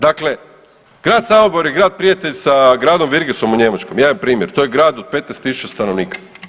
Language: Croatian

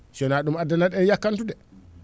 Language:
Fula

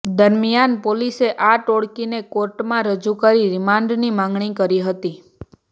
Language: Gujarati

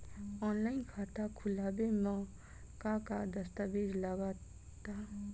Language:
Bhojpuri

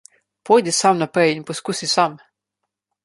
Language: Slovenian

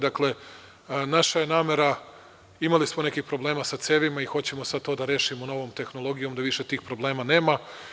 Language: Serbian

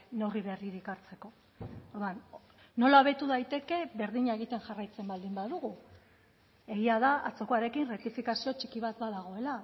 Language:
Basque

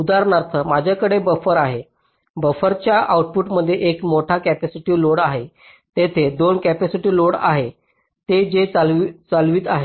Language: Marathi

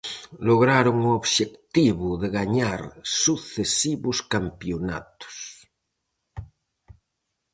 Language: Galician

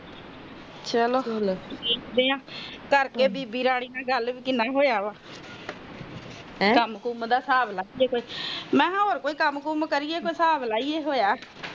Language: Punjabi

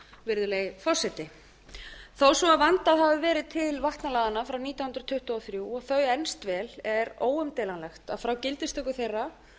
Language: Icelandic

